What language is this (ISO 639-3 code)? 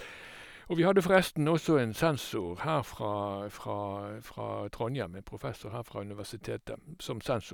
nor